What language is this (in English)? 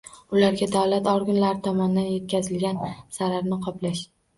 Uzbek